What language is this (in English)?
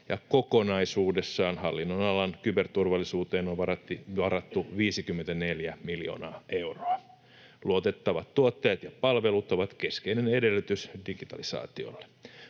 Finnish